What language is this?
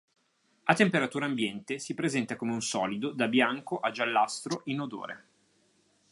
Italian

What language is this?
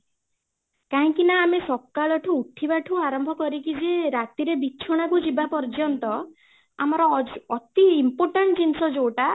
Odia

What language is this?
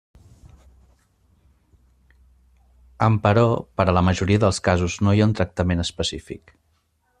Catalan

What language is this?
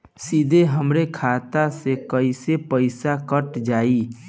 Bhojpuri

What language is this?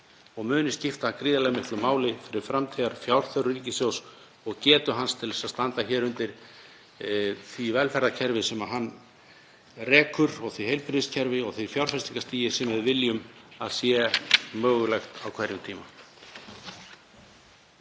Icelandic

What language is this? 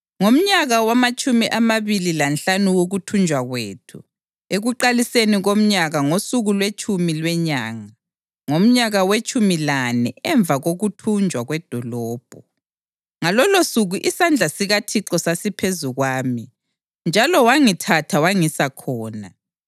North Ndebele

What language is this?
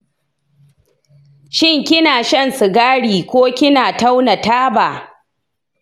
Hausa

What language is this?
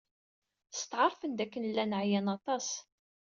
Kabyle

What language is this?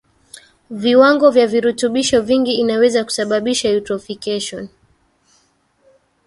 Swahili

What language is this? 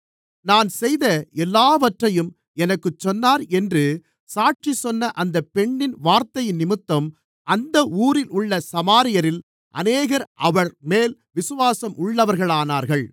Tamil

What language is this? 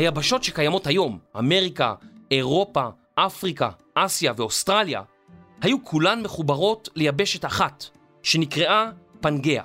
Hebrew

